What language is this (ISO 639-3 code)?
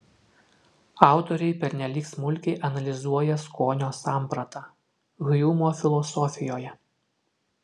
lit